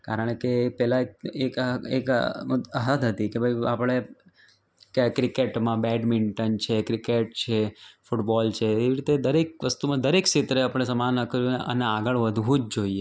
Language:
Gujarati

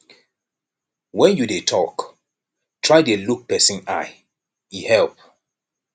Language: Nigerian Pidgin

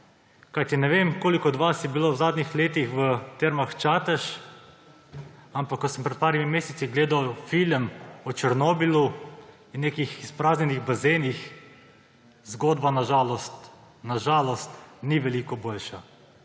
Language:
Slovenian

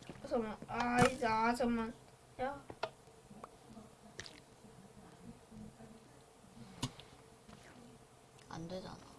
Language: Korean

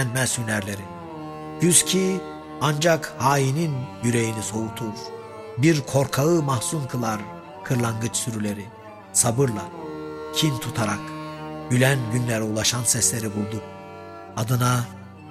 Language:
Turkish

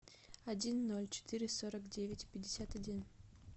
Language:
Russian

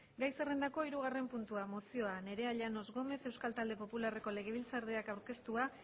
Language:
Basque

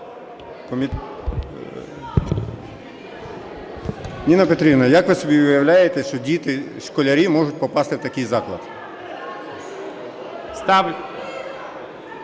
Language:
Ukrainian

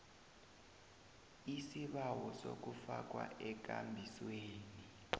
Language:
South Ndebele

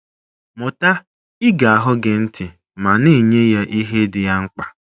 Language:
Igbo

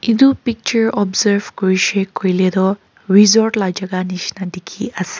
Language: Naga Pidgin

